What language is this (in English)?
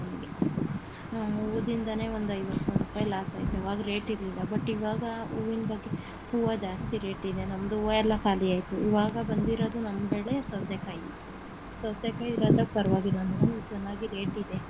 Kannada